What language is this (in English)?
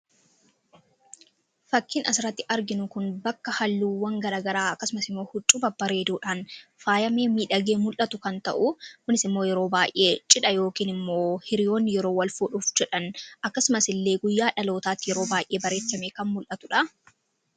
Oromo